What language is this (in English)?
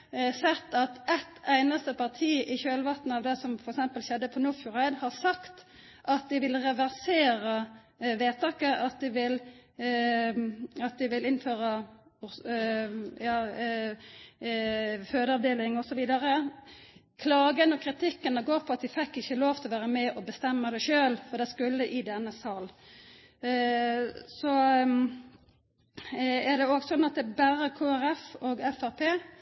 Norwegian Nynorsk